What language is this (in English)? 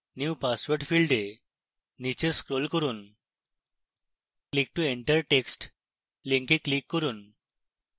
Bangla